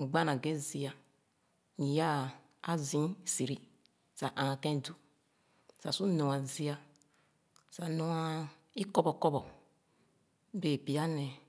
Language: Khana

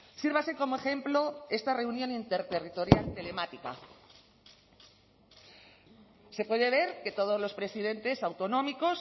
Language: Spanish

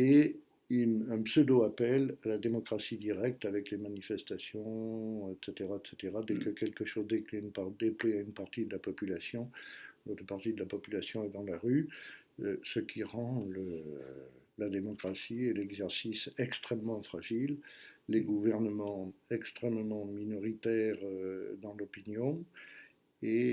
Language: French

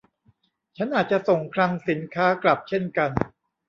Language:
Thai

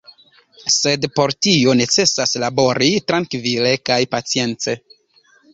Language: Esperanto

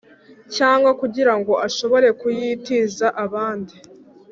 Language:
Kinyarwanda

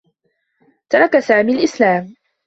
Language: Arabic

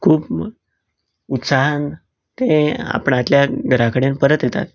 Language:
Konkani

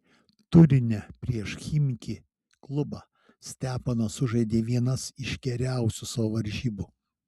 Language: Lithuanian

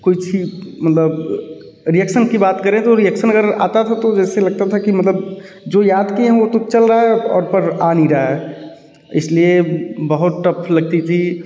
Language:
Hindi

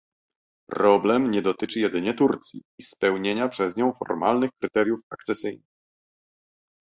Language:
Polish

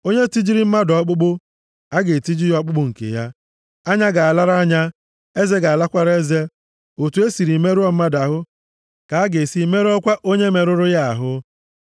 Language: Igbo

